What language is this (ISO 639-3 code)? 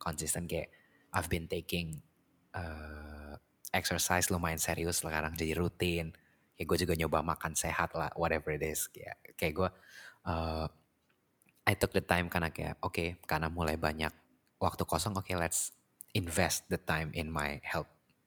ind